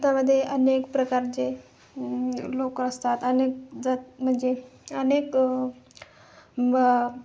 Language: Marathi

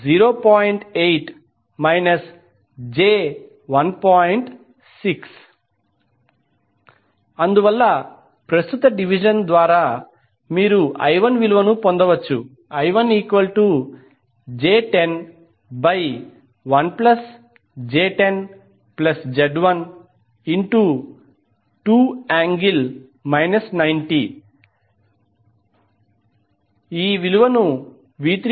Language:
Telugu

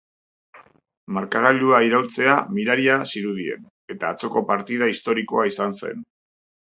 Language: Basque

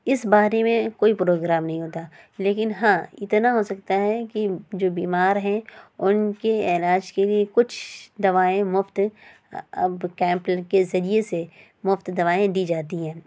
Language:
Urdu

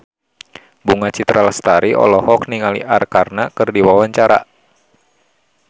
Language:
Sundanese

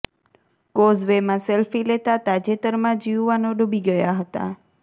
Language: Gujarati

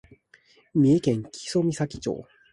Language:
Japanese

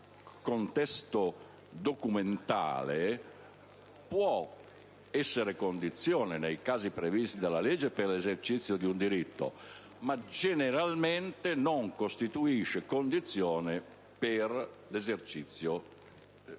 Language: Italian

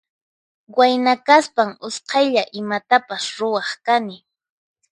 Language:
Puno Quechua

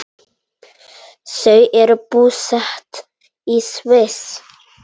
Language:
Icelandic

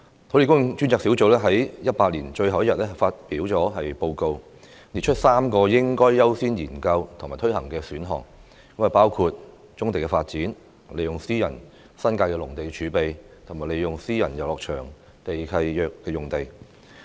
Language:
Cantonese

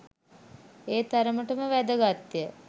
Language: Sinhala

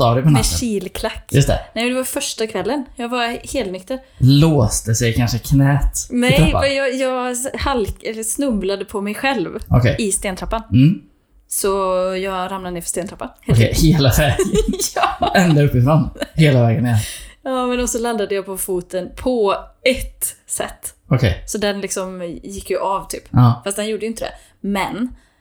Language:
Swedish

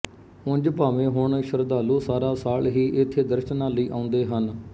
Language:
Punjabi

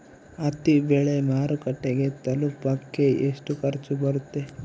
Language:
Kannada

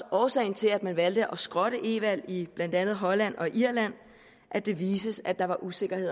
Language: Danish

